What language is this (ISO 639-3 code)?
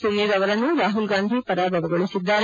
kan